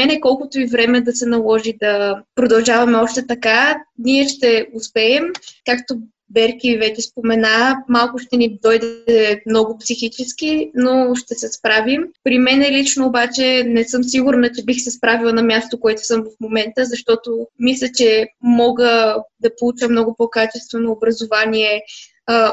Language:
Bulgarian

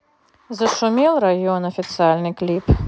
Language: Russian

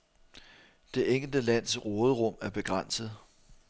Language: Danish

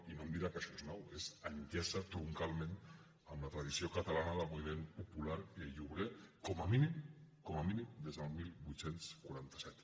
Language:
Catalan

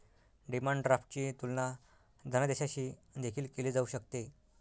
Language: Marathi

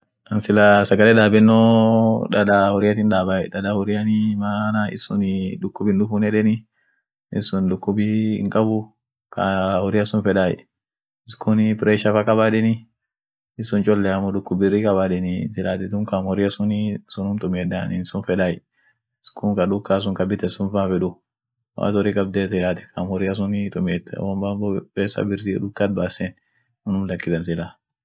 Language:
Orma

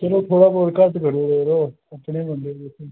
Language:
Dogri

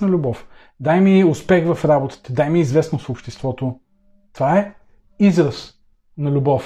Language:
Bulgarian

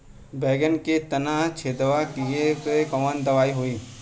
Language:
Bhojpuri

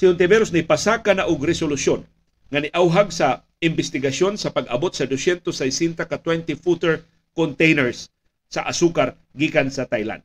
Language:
Filipino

